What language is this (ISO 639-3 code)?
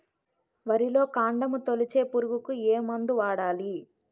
tel